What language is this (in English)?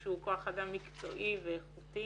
Hebrew